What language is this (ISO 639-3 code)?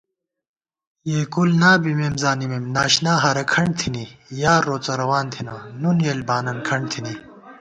gwt